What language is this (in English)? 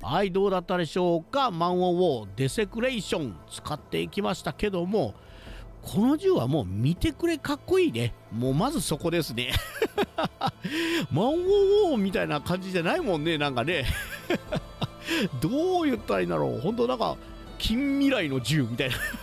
Japanese